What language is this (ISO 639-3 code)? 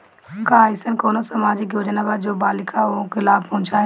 bho